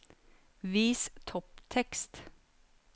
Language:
Norwegian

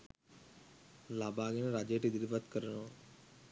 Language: Sinhala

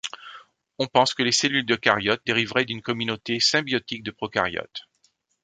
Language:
French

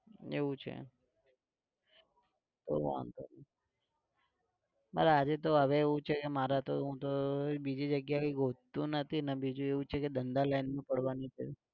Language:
Gujarati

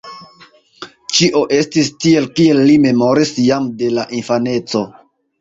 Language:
Esperanto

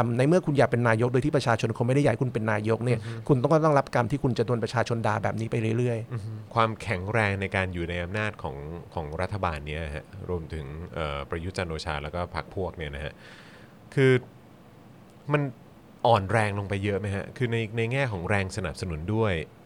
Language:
Thai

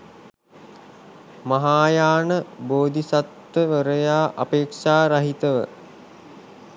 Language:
Sinhala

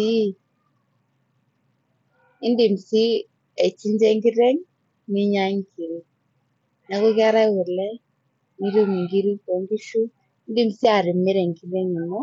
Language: Masai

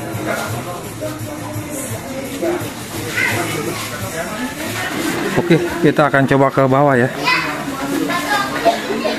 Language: Indonesian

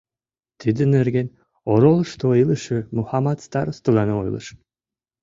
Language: Mari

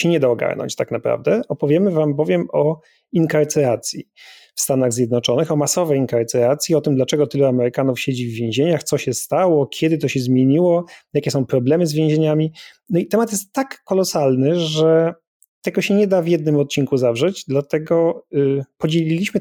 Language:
Polish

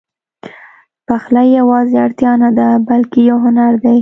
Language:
Pashto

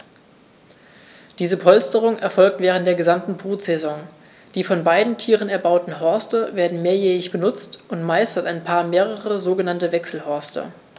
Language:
German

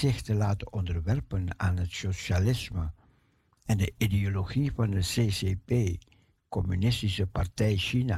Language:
Dutch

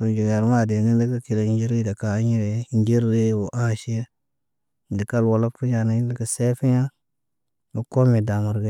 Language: Naba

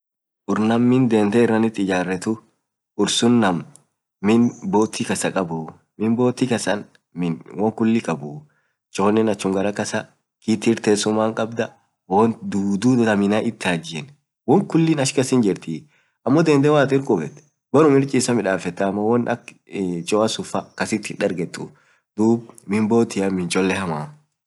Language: Orma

